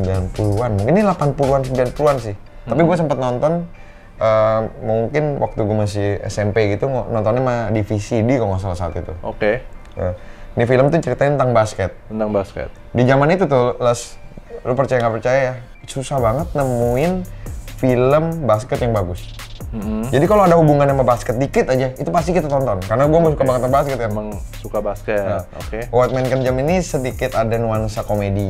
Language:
Indonesian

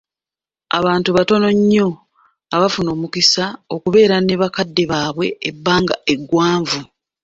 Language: Ganda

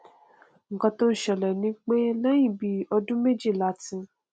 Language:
Yoruba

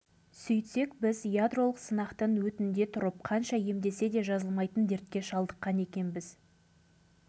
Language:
Kazakh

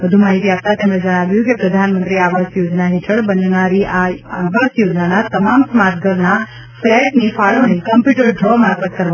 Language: Gujarati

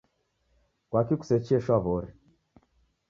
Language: Taita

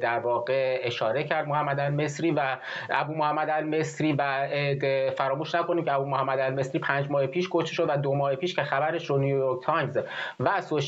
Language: Persian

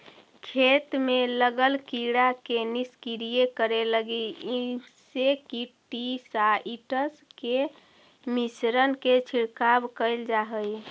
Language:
Magahi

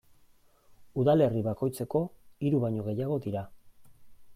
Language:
Basque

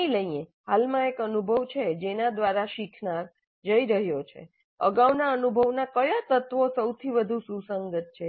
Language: Gujarati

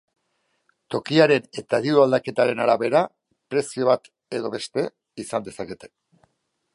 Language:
Basque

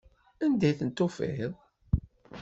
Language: Kabyle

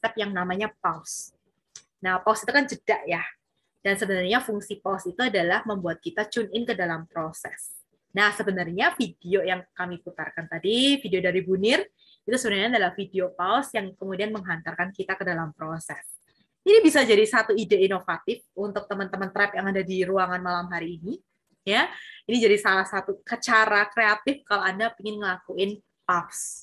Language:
Indonesian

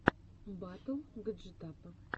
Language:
Russian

